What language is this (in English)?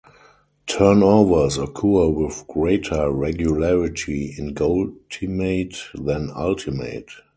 English